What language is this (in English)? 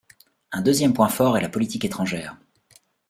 French